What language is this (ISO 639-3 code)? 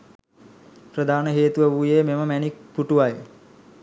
sin